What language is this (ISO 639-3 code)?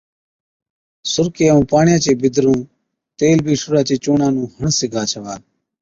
odk